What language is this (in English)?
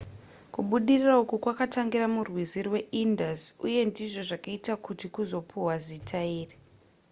Shona